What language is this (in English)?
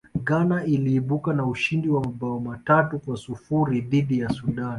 Swahili